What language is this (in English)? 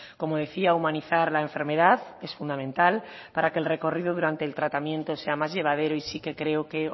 Spanish